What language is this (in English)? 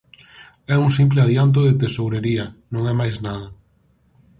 Galician